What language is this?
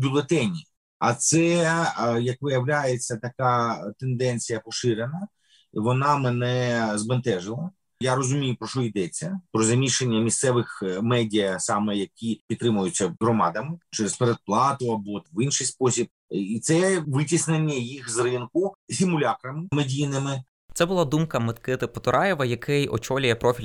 Ukrainian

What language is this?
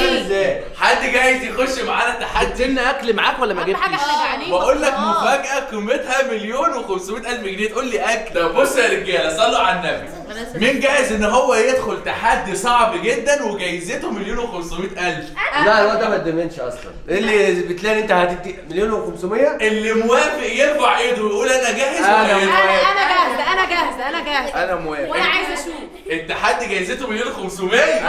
Arabic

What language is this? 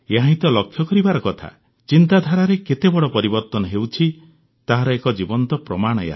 Odia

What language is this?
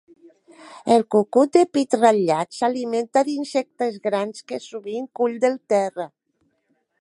Catalan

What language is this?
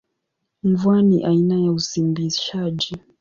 Swahili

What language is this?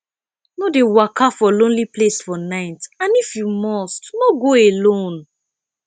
Nigerian Pidgin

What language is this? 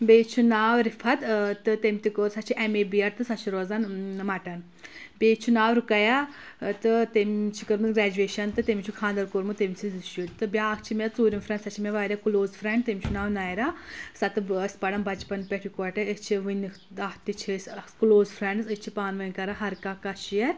Kashmiri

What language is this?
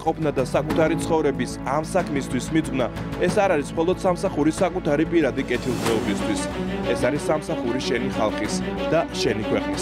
Romanian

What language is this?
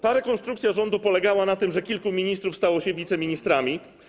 Polish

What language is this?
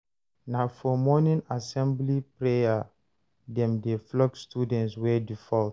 Nigerian Pidgin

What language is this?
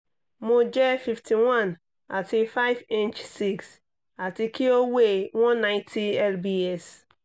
Yoruba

